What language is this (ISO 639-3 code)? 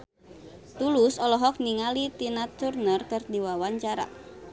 sun